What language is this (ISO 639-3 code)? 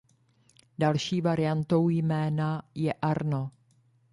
ces